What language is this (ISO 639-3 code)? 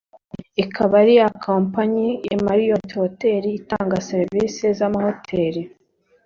kin